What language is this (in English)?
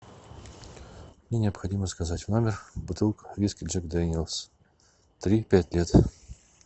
Russian